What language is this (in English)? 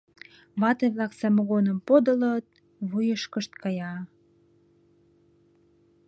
Mari